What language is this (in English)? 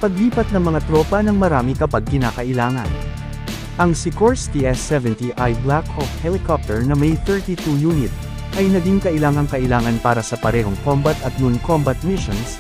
Filipino